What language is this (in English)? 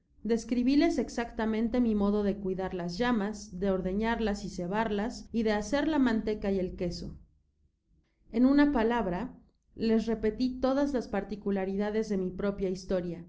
Spanish